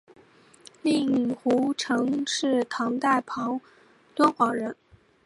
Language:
Chinese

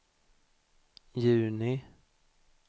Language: Swedish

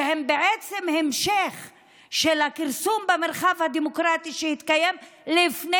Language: Hebrew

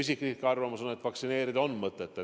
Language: Estonian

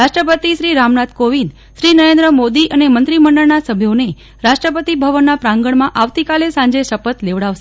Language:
Gujarati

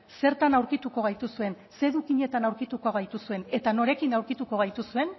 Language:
Basque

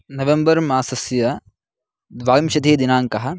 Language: Sanskrit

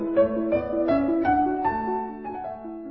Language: Assamese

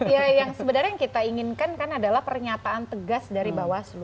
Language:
Indonesian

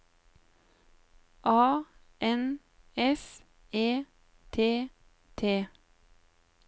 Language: Norwegian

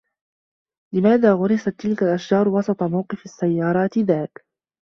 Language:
Arabic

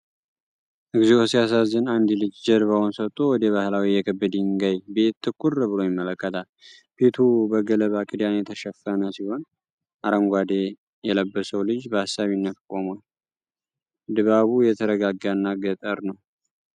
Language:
Amharic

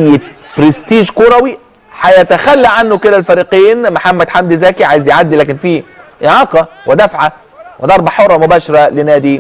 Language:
Arabic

